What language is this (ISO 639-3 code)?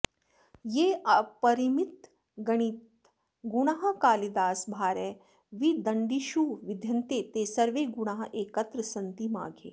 san